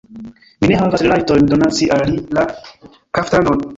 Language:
Esperanto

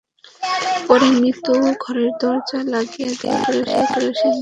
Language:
Bangla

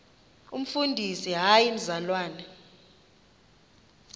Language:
Xhosa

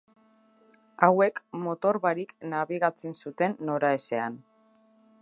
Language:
Basque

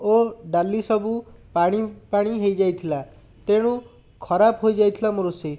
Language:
Odia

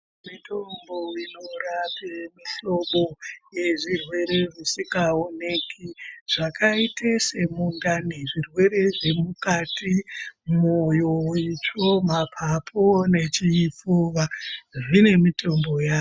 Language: Ndau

